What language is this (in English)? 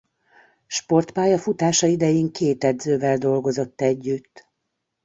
Hungarian